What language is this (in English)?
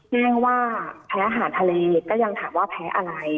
Thai